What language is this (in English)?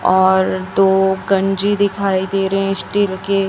Hindi